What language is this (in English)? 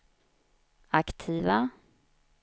Swedish